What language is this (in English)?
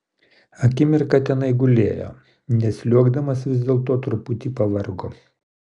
Lithuanian